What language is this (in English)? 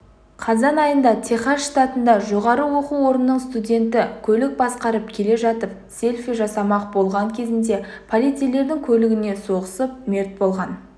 Kazakh